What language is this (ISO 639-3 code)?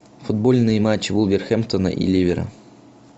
rus